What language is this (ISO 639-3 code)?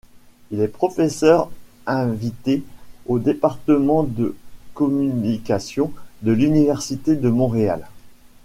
fra